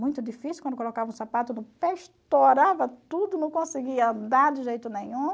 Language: Portuguese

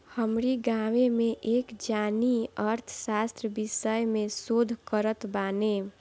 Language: Bhojpuri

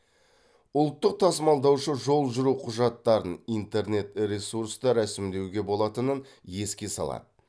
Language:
Kazakh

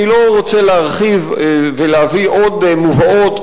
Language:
Hebrew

